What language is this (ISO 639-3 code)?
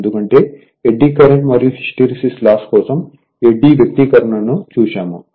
tel